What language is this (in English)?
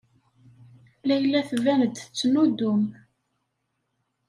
Kabyle